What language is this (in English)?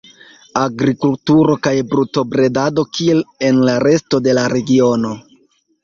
Esperanto